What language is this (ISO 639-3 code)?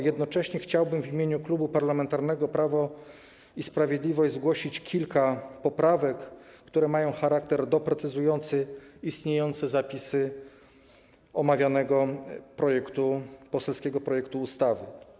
pol